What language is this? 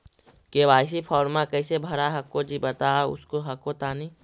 Magahi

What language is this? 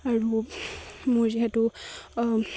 Assamese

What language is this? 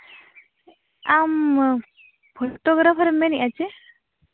Santali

